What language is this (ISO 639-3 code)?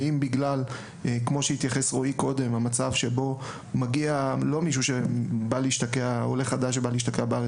heb